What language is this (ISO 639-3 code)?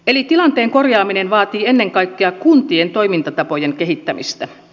fin